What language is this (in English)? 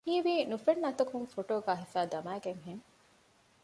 Divehi